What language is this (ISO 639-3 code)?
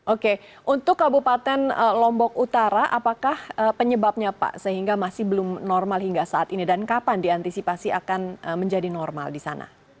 ind